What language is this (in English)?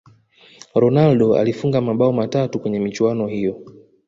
Swahili